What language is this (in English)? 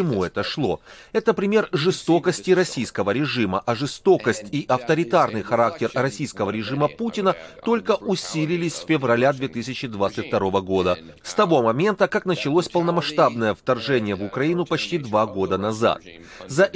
Russian